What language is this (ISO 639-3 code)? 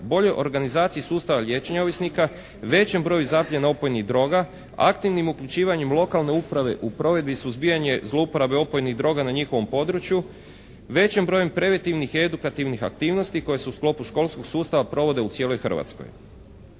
hrv